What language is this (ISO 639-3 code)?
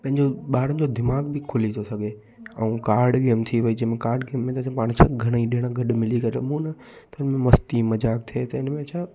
snd